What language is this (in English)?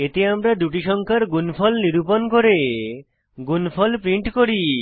Bangla